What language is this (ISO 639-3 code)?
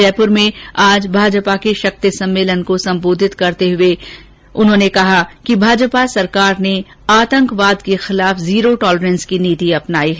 hin